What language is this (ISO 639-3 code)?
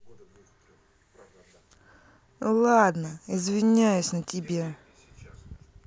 rus